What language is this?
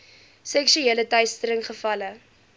Afrikaans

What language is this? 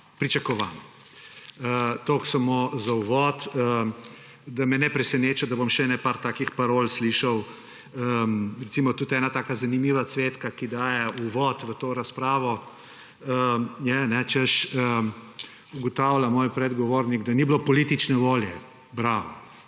Slovenian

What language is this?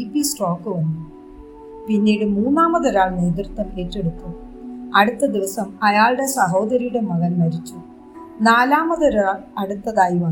Malayalam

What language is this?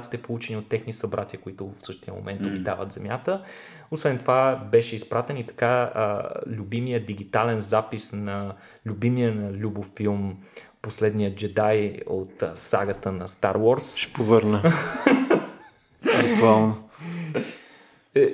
Bulgarian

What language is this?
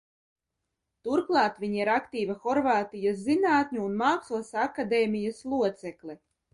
Latvian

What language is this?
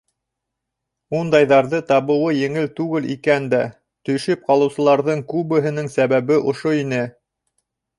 Bashkir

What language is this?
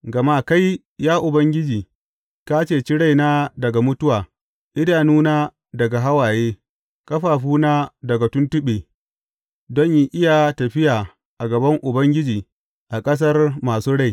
Hausa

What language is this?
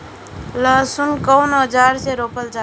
Bhojpuri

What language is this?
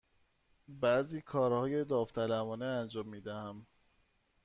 Persian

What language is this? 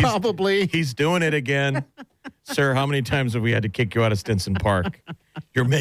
English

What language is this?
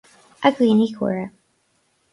Irish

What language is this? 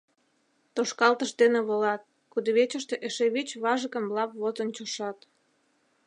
Mari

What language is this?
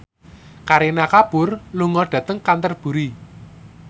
Javanese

